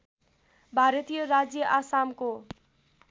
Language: Nepali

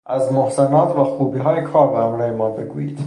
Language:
Persian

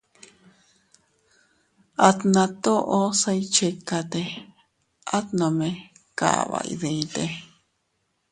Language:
Teutila Cuicatec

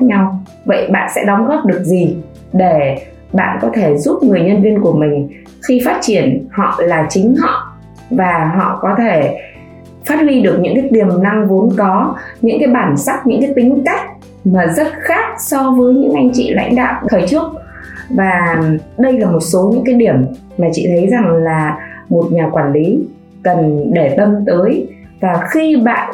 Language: Vietnamese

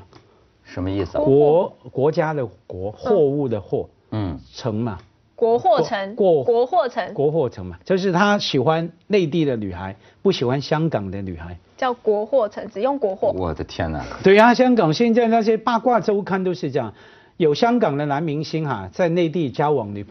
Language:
Chinese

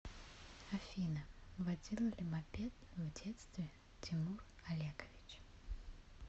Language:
Russian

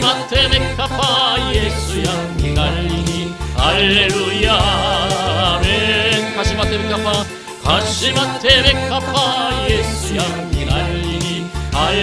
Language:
Korean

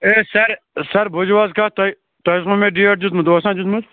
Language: Kashmiri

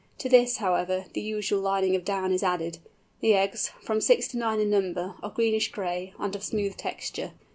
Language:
English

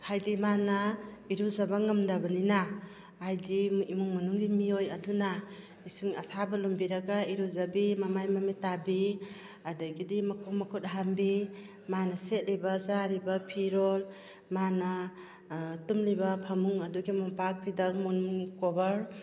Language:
Manipuri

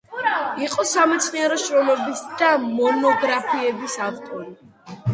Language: Georgian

